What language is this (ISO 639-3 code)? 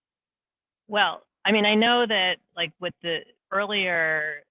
eng